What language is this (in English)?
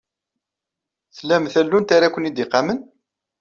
Kabyle